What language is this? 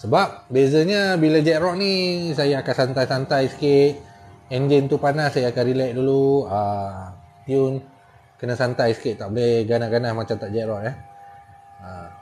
Malay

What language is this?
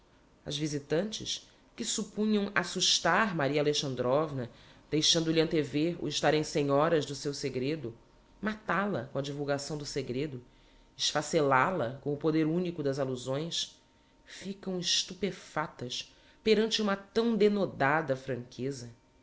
Portuguese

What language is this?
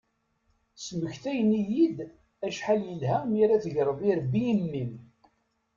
Kabyle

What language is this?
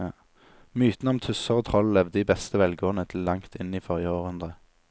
Norwegian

